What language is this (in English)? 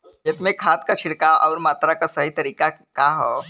Bhojpuri